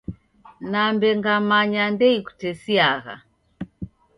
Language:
Taita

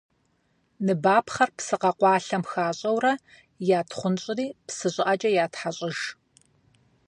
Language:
Kabardian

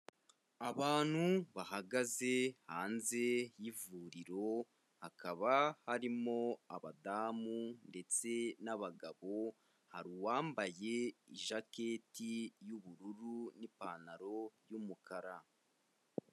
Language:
Kinyarwanda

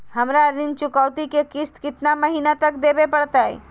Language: Magahi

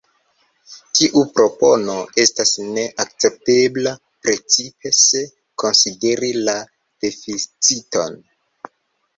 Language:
Esperanto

